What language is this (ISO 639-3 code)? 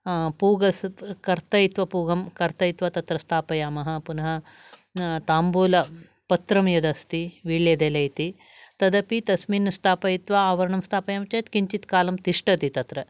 san